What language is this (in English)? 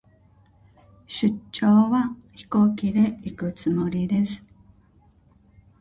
Japanese